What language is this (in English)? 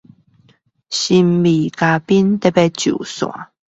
Chinese